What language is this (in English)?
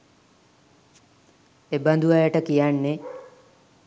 Sinhala